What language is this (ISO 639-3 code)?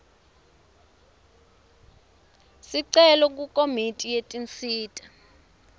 ssw